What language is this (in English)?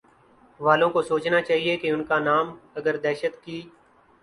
Urdu